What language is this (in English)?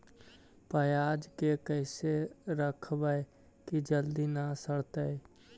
Magahi